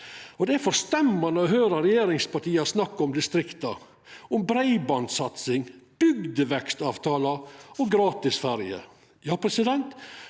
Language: Norwegian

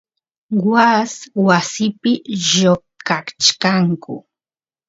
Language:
Santiago del Estero Quichua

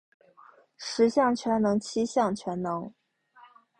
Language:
Chinese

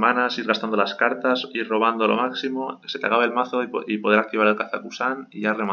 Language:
Spanish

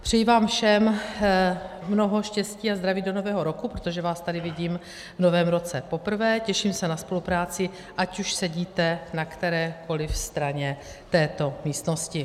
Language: Czech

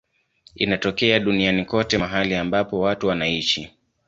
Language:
Swahili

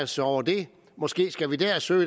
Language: Danish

